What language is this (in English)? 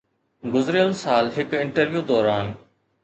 Sindhi